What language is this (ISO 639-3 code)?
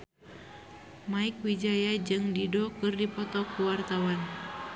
sun